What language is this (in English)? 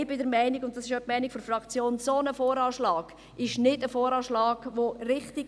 Swiss German